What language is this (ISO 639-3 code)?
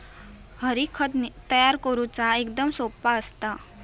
mar